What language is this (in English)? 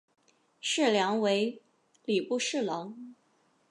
Chinese